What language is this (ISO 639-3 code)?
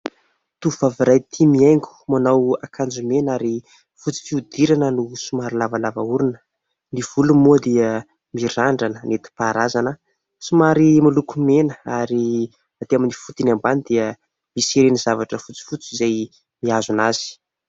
mlg